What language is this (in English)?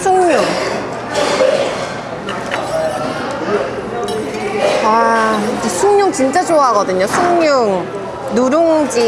Korean